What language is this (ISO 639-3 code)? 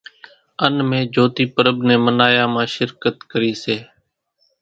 gjk